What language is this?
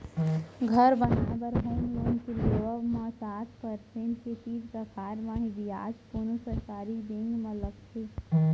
Chhattisgarhi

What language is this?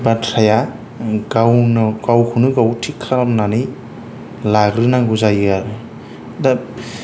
Bodo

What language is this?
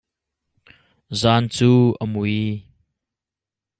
Hakha Chin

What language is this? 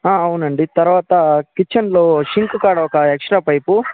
Telugu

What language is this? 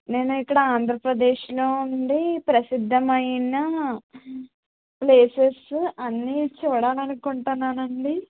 Telugu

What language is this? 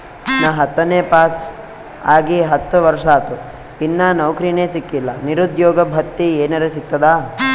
Kannada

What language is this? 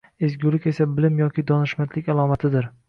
Uzbek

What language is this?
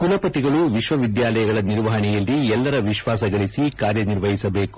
Kannada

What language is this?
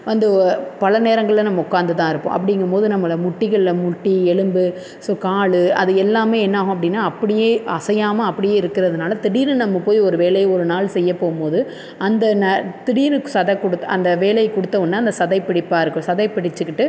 Tamil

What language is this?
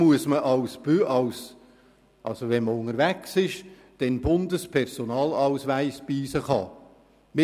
Swiss German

